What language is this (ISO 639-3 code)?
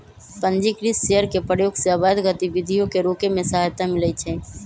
mag